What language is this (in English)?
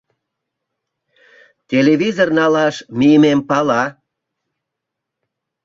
Mari